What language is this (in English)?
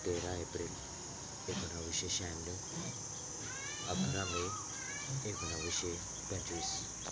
Marathi